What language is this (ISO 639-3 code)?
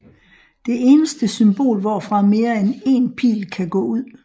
dan